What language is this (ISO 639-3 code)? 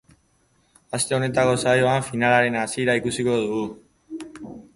eus